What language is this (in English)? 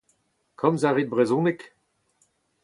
Breton